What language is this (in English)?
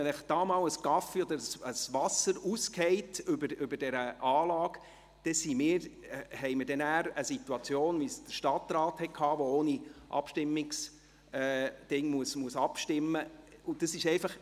Swiss German